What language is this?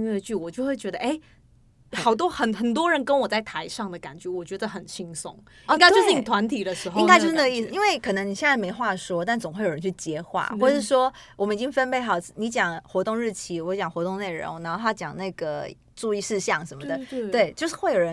Chinese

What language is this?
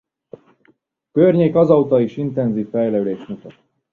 Hungarian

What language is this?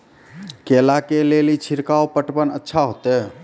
Maithili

